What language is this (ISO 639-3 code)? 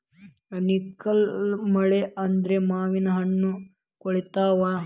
kan